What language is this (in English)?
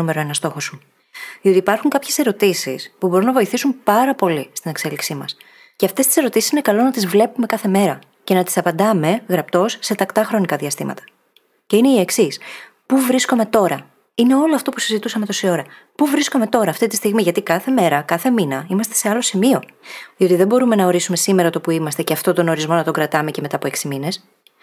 Greek